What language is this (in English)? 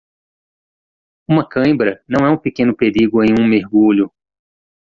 Portuguese